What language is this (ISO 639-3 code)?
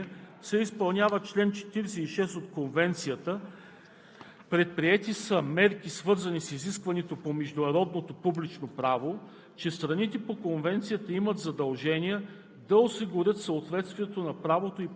bul